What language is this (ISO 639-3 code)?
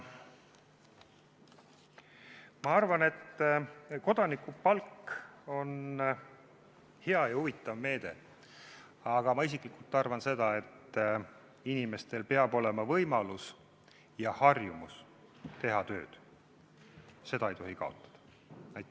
est